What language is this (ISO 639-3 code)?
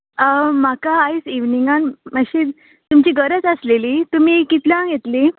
kok